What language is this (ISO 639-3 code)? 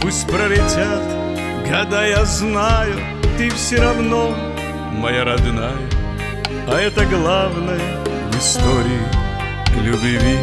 rus